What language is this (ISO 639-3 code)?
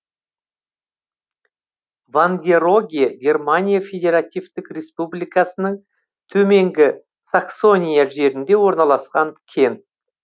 kaz